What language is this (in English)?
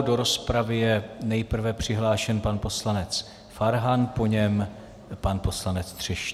Czech